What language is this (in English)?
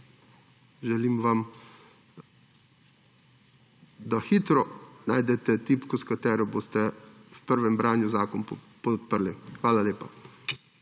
Slovenian